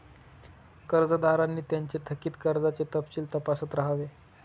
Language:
Marathi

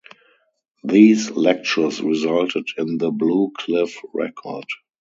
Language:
English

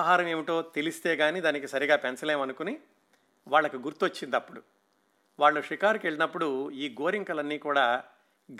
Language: Telugu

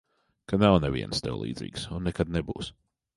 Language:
Latvian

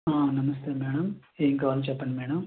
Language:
Telugu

